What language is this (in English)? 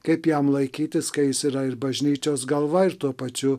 Lithuanian